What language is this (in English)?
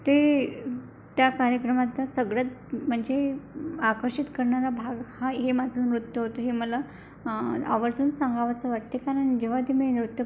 Marathi